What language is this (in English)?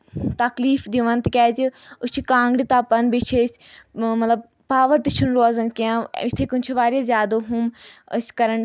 Kashmiri